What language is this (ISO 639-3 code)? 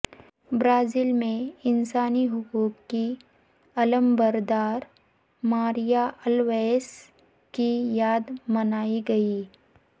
urd